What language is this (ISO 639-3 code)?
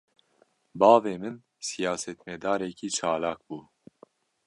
kur